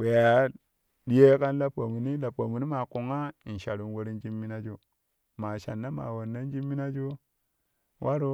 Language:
Kushi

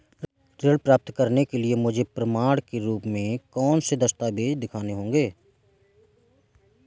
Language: Hindi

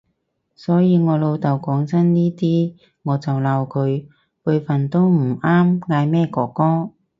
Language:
Cantonese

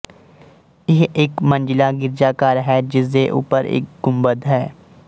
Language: Punjabi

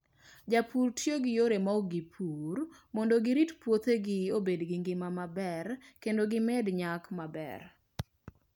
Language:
Luo (Kenya and Tanzania)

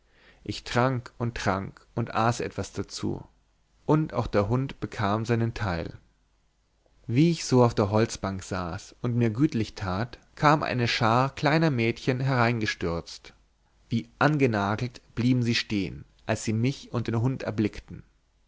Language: German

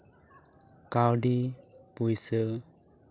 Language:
Santali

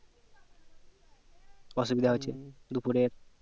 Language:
Bangla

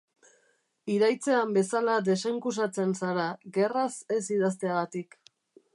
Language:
Basque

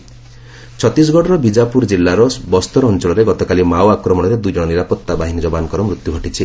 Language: Odia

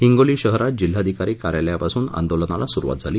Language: Marathi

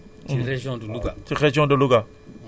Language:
Wolof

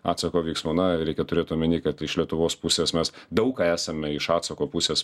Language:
Lithuanian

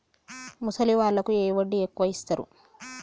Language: Telugu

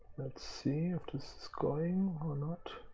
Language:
English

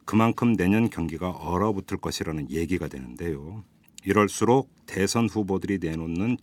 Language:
Korean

